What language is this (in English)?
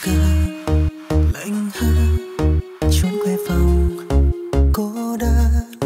Vietnamese